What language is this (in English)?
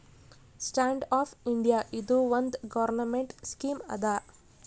Kannada